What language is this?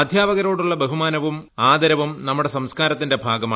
Malayalam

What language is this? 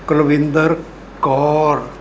Punjabi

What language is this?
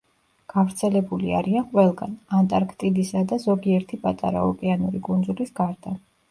Georgian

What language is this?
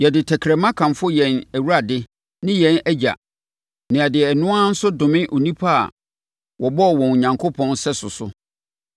Akan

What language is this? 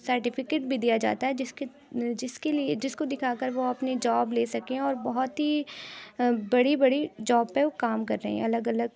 Urdu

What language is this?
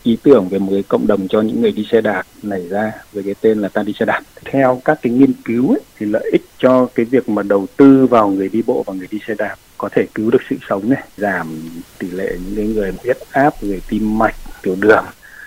Vietnamese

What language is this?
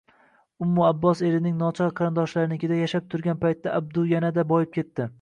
Uzbek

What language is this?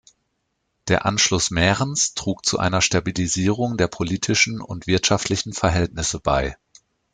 German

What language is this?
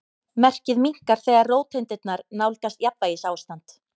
Icelandic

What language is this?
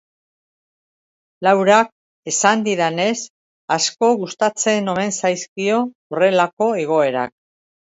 Basque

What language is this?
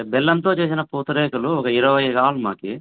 Telugu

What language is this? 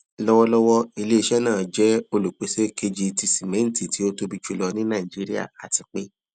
Yoruba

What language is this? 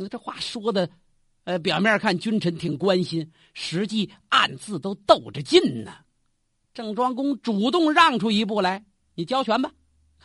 Chinese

